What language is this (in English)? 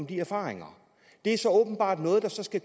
Danish